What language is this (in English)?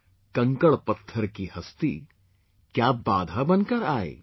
English